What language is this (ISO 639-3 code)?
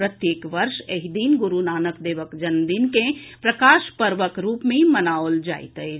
mai